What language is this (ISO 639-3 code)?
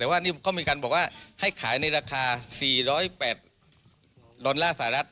tha